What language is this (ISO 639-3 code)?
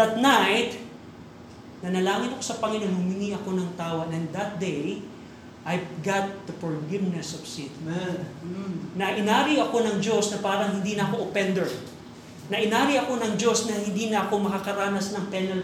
fil